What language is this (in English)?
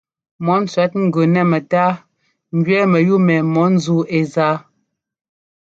Ngomba